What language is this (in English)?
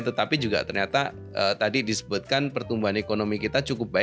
Indonesian